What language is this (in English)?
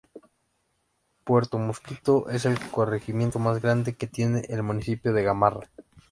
Spanish